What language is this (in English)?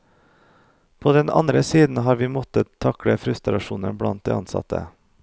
Norwegian